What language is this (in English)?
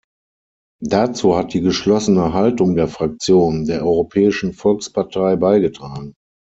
German